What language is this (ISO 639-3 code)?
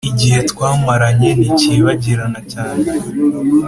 kin